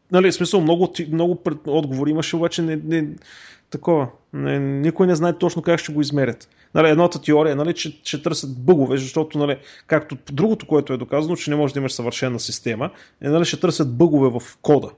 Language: Bulgarian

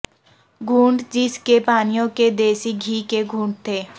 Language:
Urdu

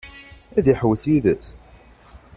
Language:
Kabyle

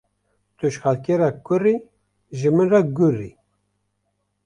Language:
Kurdish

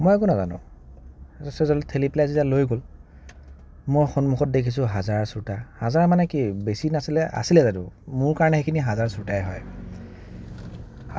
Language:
Assamese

